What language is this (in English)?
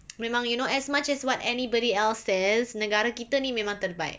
English